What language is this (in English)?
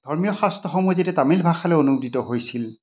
Assamese